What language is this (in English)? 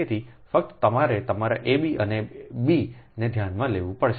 Gujarati